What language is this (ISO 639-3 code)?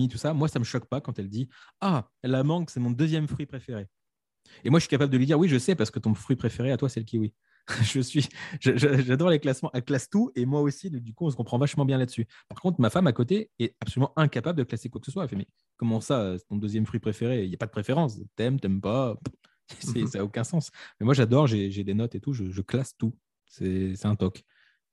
fra